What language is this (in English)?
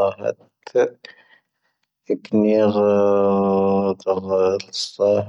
Tahaggart Tamahaq